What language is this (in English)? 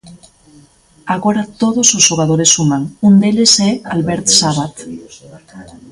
Galician